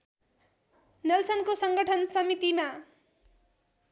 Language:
Nepali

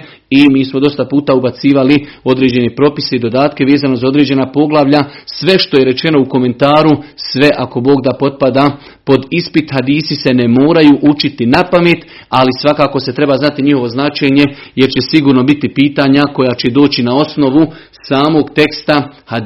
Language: Croatian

